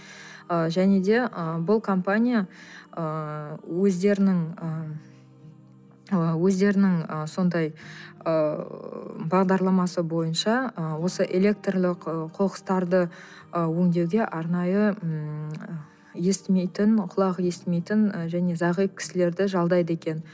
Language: Kazakh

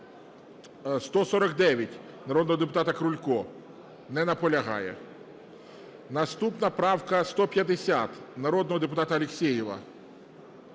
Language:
Ukrainian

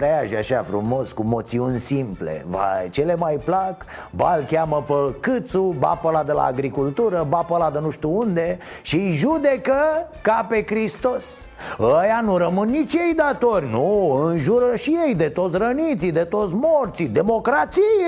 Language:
Romanian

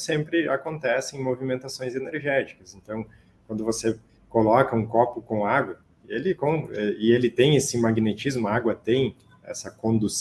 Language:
Portuguese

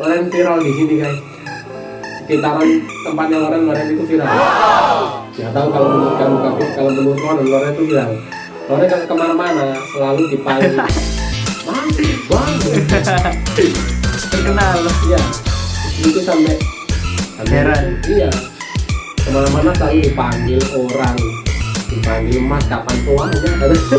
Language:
Indonesian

